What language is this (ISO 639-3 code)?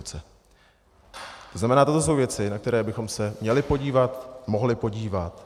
ces